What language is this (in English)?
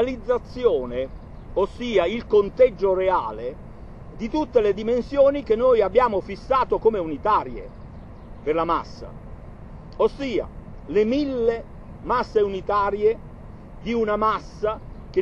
Italian